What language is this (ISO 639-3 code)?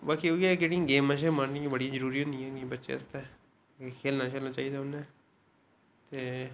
doi